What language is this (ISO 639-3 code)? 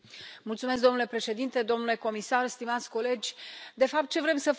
ron